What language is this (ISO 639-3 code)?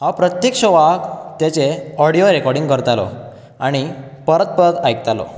kok